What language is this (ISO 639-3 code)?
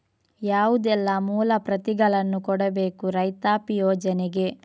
kan